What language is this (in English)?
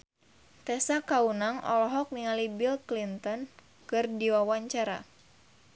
Sundanese